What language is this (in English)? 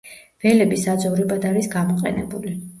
Georgian